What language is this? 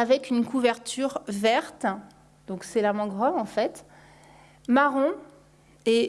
French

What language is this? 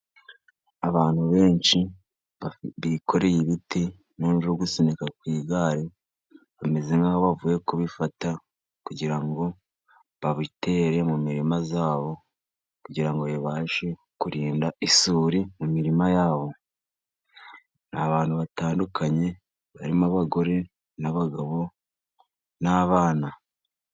Kinyarwanda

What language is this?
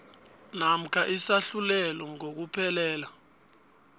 South Ndebele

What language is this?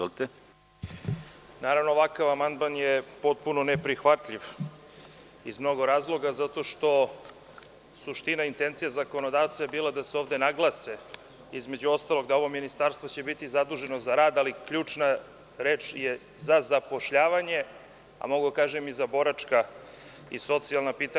Serbian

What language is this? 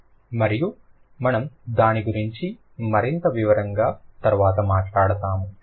Telugu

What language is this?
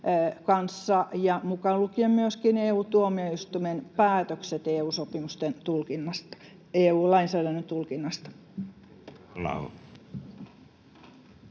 Finnish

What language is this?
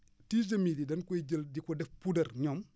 Wolof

